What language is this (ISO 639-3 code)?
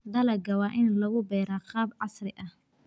som